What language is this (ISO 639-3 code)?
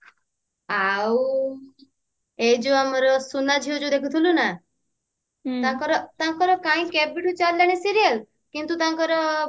ori